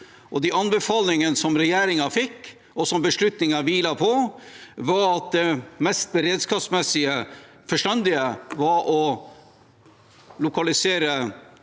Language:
Norwegian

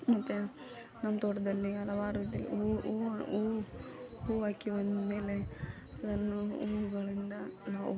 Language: Kannada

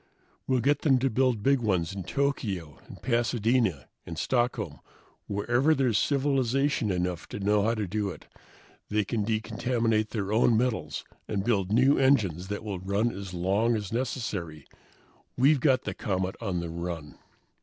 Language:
English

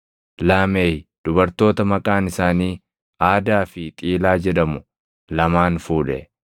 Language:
Oromo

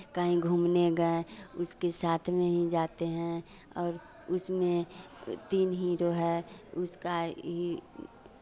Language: Hindi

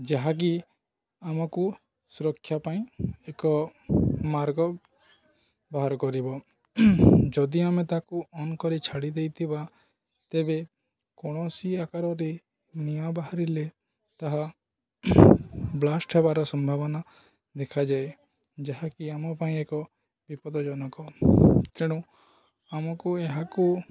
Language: Odia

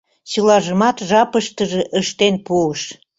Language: Mari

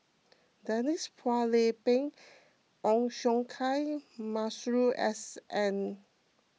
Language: English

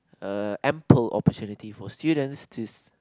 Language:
English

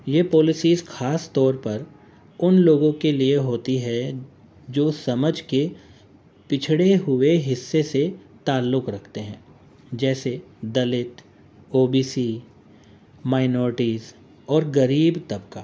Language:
Urdu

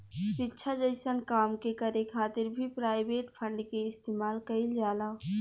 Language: Bhojpuri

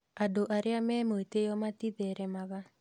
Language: Kikuyu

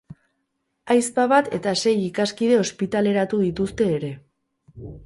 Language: Basque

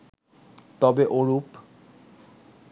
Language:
Bangla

